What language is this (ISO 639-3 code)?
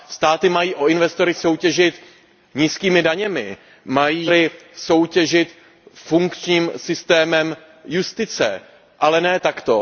ces